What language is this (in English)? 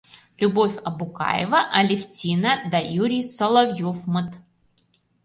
Mari